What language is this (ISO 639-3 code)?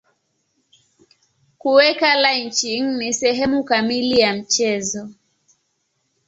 swa